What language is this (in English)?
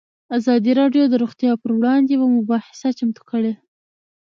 Pashto